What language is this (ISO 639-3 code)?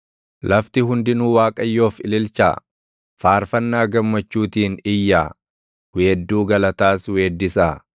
orm